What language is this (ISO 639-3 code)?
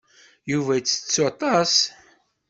kab